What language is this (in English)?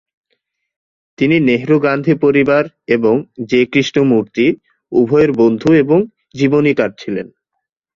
Bangla